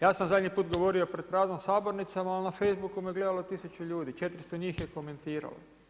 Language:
Croatian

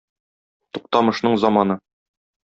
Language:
Tatar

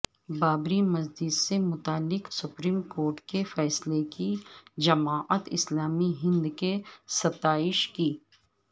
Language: Urdu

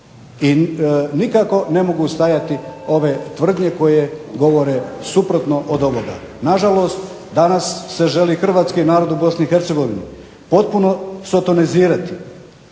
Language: Croatian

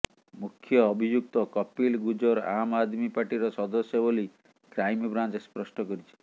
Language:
Odia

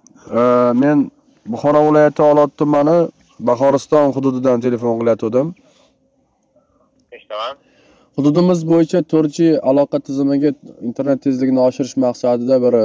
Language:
Turkish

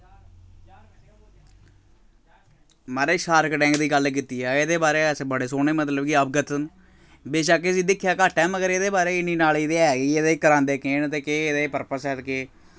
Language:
Dogri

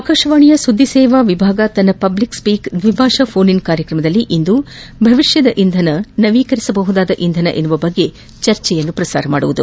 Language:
Kannada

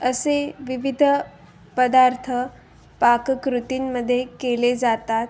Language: Marathi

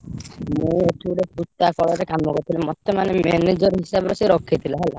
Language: Odia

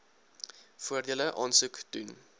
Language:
Afrikaans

